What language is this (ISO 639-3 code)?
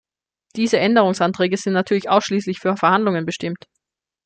deu